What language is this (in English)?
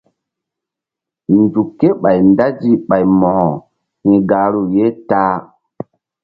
Mbum